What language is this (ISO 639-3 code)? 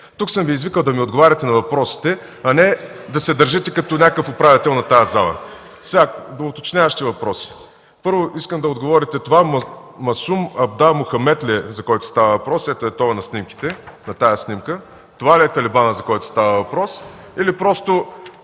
bul